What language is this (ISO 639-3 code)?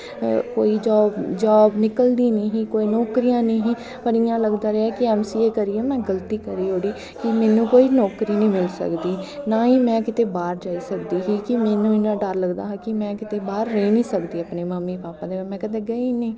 doi